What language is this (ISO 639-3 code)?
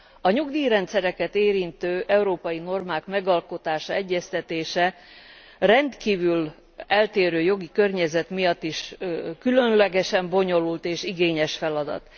hun